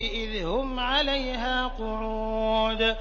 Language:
Arabic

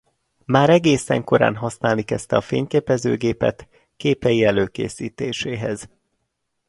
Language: Hungarian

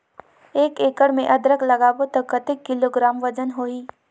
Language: Chhattisgarhi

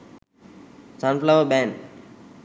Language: Sinhala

